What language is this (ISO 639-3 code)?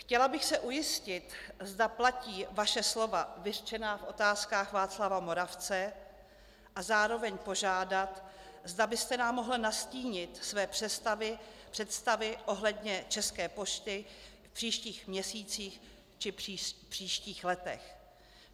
ces